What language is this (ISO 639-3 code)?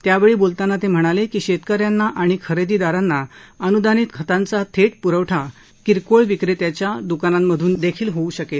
mar